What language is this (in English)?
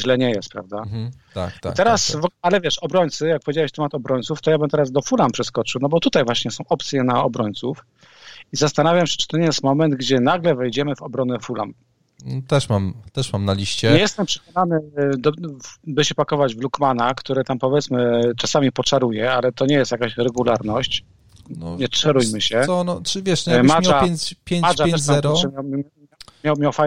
Polish